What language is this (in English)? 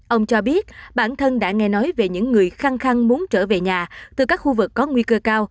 Vietnamese